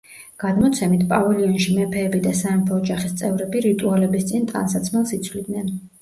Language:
Georgian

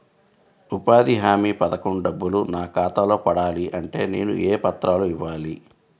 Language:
Telugu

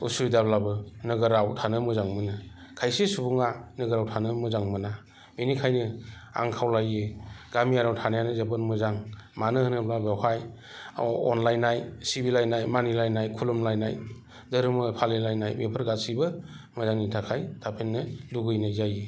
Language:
Bodo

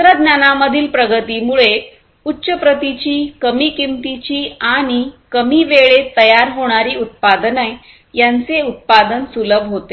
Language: Marathi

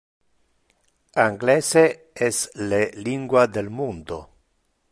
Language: Interlingua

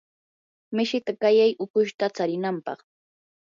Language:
Yanahuanca Pasco Quechua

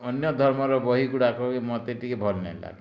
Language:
Odia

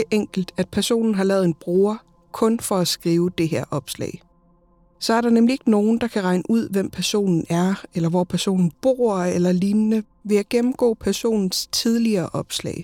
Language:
Danish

